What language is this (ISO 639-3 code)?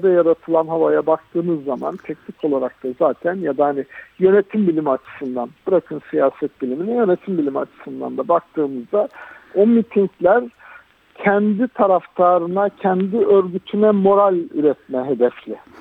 tur